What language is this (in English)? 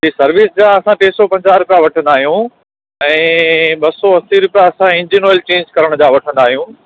Sindhi